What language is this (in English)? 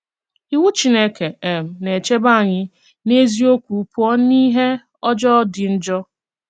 Igbo